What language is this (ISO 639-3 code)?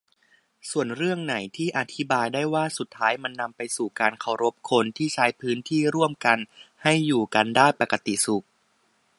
tha